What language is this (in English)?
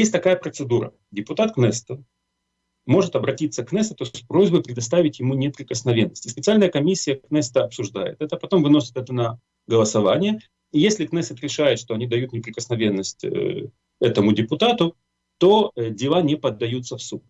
Russian